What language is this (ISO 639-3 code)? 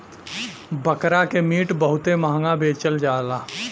bho